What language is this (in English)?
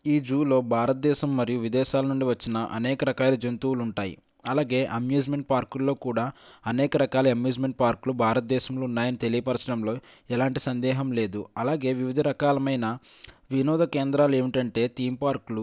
Telugu